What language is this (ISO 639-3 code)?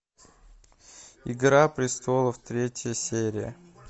rus